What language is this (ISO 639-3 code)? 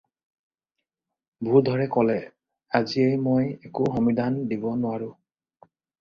asm